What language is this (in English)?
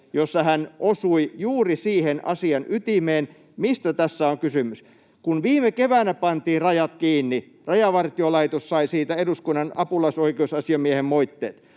Finnish